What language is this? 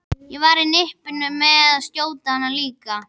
Icelandic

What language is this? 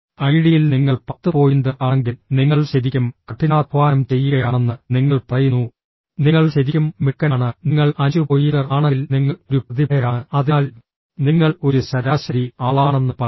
Malayalam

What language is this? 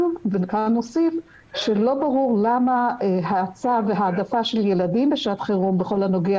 Hebrew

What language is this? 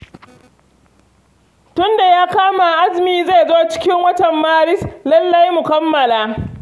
Hausa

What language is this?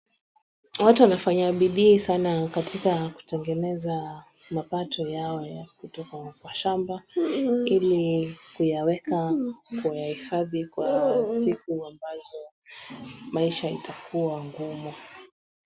Swahili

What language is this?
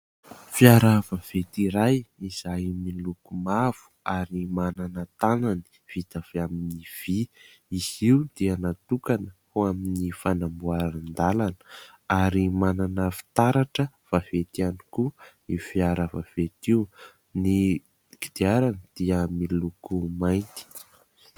Malagasy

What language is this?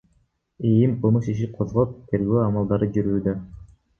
Kyrgyz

